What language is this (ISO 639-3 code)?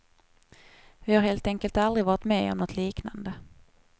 swe